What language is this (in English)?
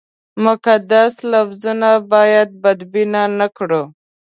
Pashto